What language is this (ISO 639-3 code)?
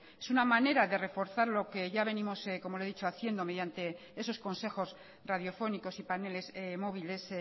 spa